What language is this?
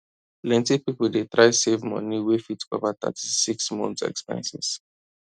Nigerian Pidgin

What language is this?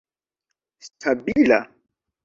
Esperanto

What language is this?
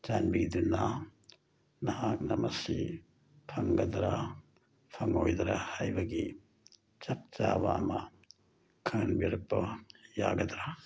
Manipuri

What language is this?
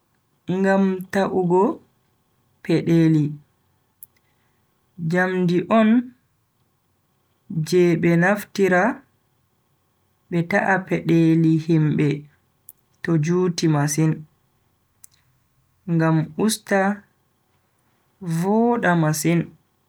Bagirmi Fulfulde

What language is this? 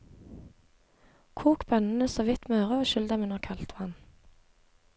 Norwegian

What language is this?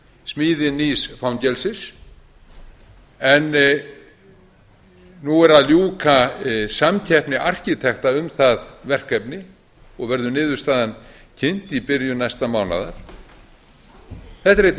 Icelandic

